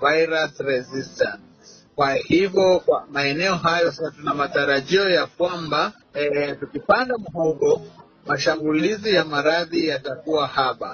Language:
Swahili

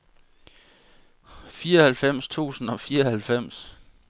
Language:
Danish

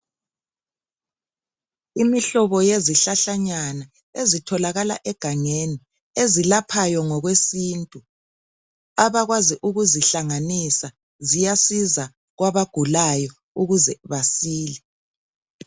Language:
North Ndebele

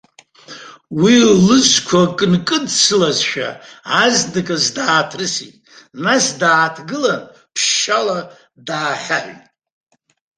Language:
Abkhazian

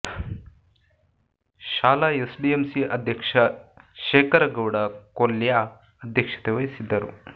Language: Kannada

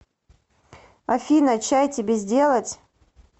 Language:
Russian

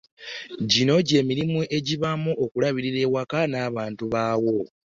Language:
Ganda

